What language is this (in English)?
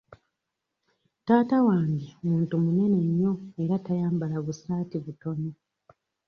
Ganda